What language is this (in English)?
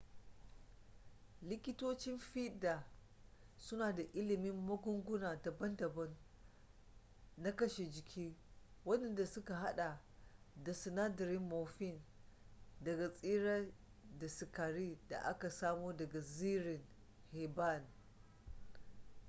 Hausa